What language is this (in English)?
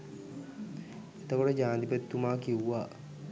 Sinhala